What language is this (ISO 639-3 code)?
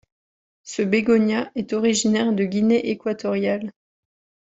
fra